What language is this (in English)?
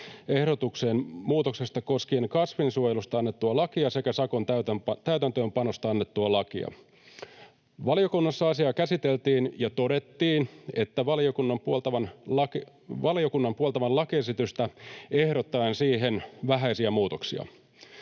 Finnish